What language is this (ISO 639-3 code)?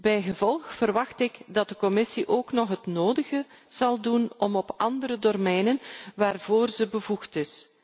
nld